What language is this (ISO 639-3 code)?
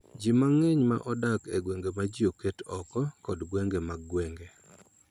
luo